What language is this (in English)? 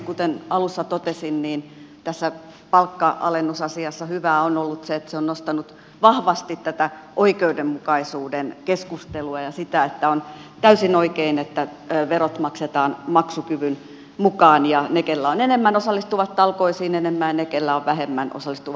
Finnish